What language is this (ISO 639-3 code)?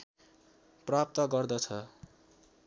nep